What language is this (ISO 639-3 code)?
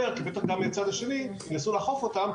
heb